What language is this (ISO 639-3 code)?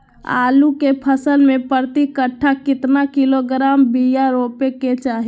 mag